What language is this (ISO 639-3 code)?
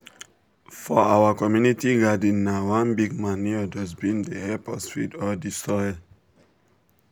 pcm